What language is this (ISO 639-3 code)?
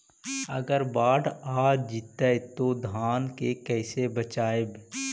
mag